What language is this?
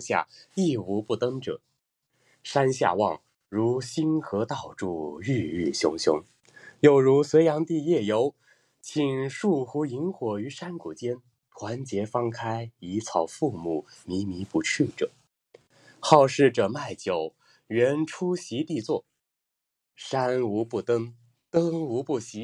Chinese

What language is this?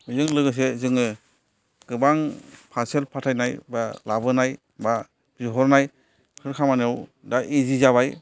Bodo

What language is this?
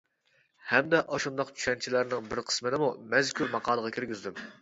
Uyghur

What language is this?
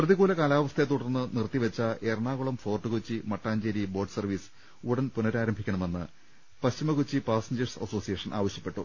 Malayalam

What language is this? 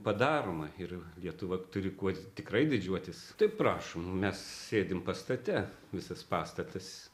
Lithuanian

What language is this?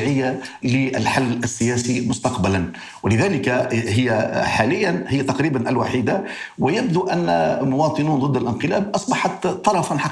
Arabic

